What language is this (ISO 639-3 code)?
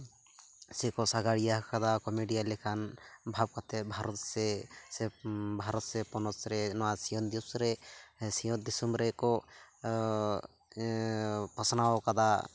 sat